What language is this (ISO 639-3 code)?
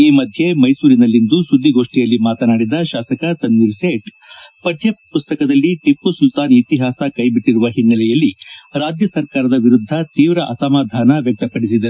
kan